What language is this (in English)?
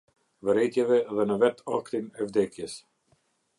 Albanian